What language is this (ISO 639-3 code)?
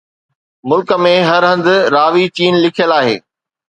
snd